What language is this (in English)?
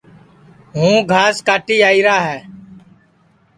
Sansi